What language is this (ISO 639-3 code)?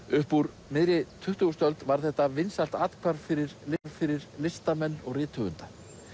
isl